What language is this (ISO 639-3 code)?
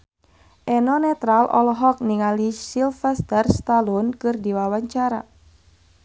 sun